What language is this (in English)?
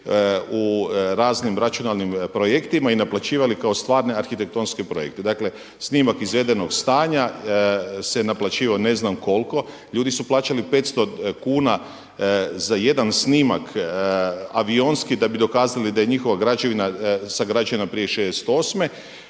Croatian